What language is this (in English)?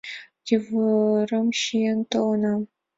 Mari